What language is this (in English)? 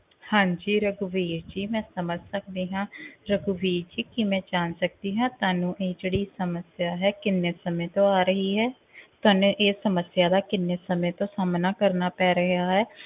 Punjabi